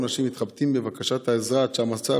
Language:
Hebrew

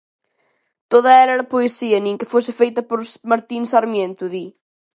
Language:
Galician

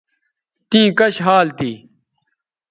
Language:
Bateri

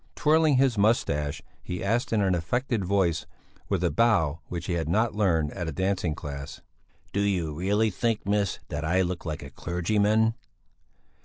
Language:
English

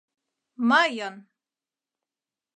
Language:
Mari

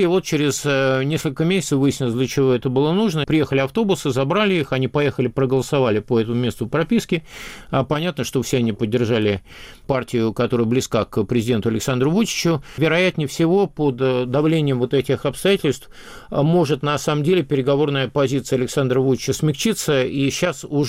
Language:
Russian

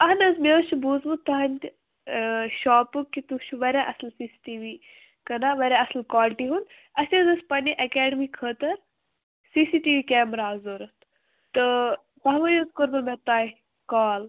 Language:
Kashmiri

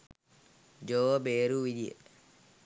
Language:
Sinhala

